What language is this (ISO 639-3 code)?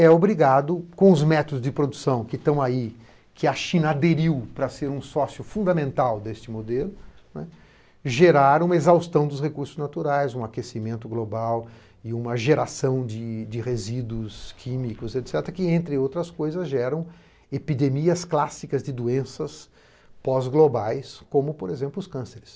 por